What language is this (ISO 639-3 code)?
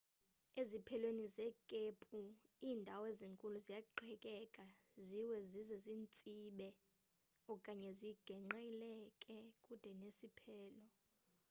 xho